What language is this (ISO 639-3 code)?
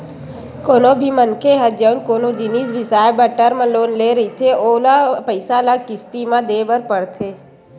hne